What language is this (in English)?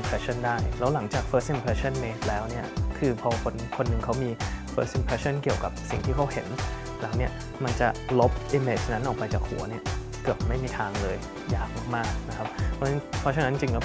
Thai